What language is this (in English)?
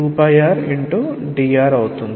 Telugu